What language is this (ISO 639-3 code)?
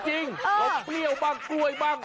tha